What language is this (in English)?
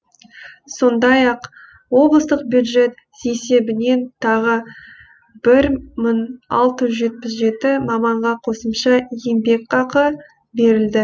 Kazakh